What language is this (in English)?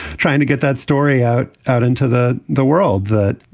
English